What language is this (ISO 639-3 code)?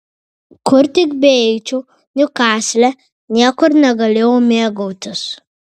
lit